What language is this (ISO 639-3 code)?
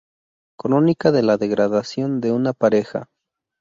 spa